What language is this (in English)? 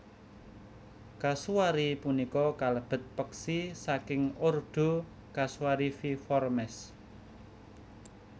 Javanese